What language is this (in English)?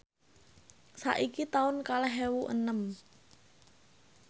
Javanese